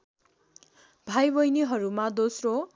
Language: Nepali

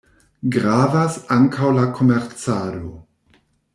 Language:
Esperanto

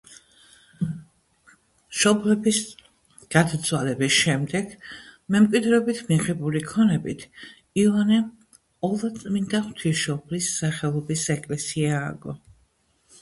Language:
Georgian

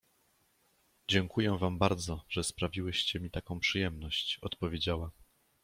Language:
Polish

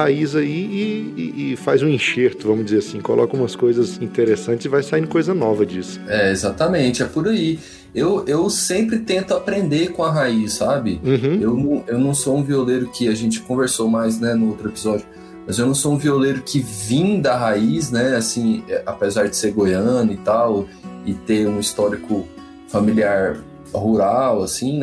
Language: Portuguese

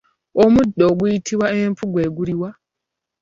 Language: Ganda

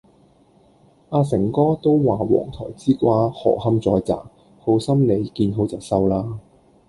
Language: Cantonese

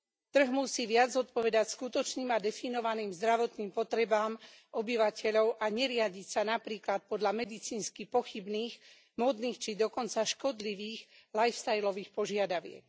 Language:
Slovak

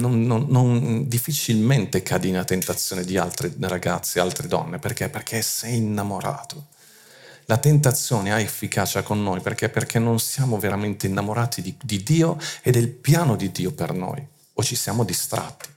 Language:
Italian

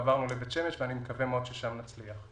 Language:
Hebrew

